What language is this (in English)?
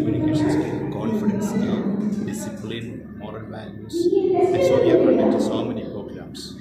Kannada